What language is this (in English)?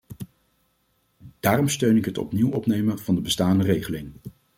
Dutch